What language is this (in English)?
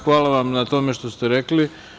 Serbian